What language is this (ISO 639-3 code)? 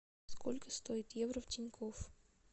rus